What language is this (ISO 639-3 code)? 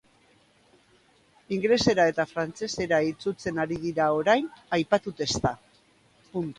eus